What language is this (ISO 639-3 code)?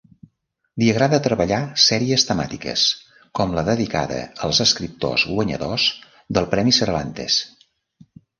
cat